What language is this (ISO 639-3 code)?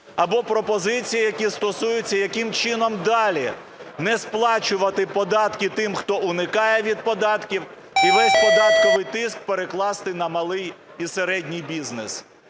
ukr